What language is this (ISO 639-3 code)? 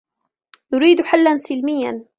ara